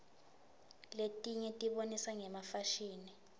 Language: Swati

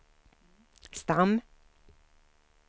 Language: Swedish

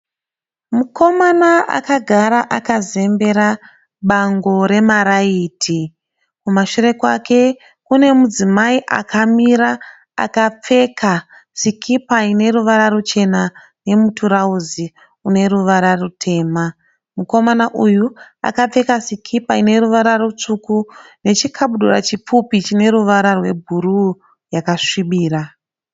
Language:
Shona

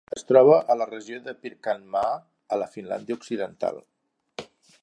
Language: Catalan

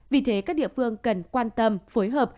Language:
Vietnamese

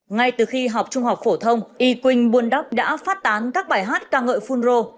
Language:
Vietnamese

